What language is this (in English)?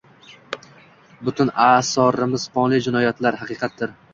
Uzbek